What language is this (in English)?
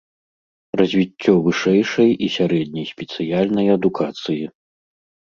Belarusian